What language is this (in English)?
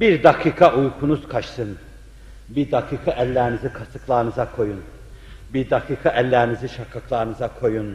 Turkish